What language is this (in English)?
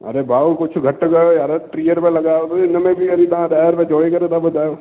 Sindhi